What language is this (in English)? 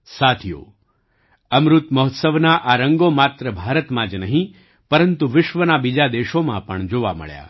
Gujarati